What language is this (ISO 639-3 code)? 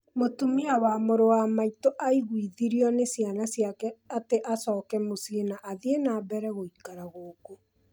kik